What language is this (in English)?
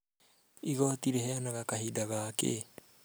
Kikuyu